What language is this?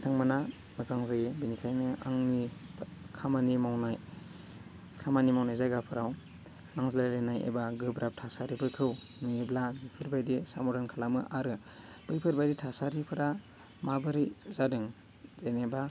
Bodo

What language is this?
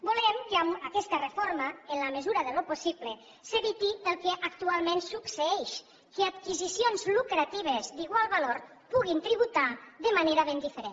Catalan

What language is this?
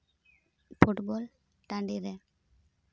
Santali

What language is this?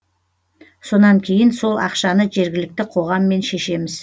Kazakh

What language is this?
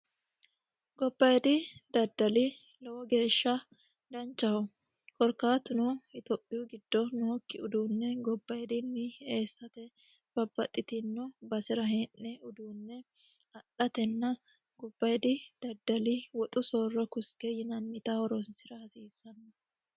Sidamo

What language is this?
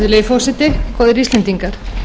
Icelandic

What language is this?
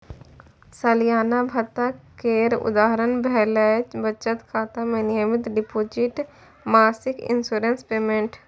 Maithili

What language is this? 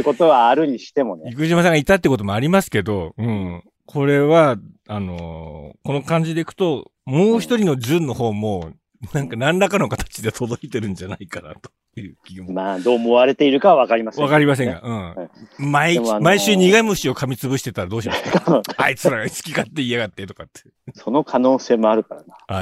Japanese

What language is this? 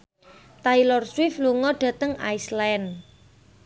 Javanese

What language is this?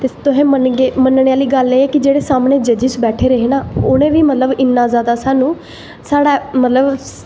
Dogri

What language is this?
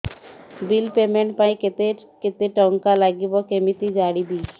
Odia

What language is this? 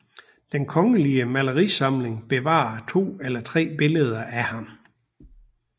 Danish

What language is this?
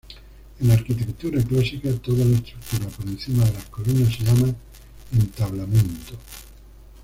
Spanish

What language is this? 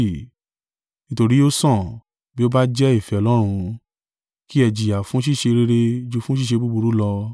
Yoruba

